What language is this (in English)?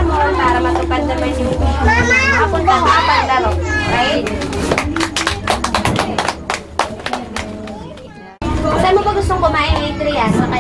Filipino